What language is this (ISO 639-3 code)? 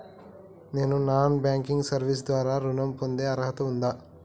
tel